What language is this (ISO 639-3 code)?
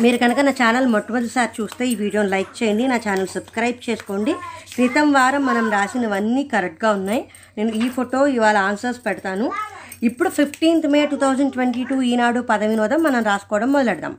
tel